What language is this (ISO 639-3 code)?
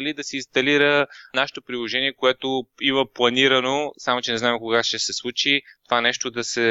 bul